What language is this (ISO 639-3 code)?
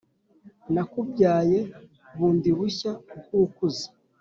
kin